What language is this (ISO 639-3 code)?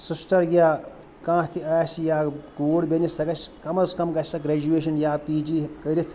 kas